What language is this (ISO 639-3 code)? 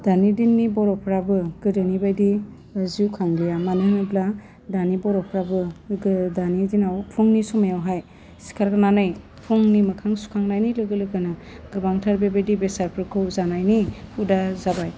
brx